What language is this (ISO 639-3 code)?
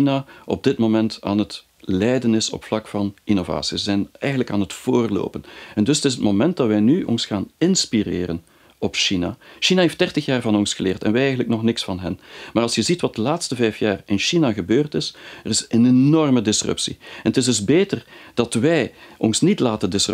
nld